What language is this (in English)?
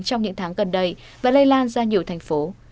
Vietnamese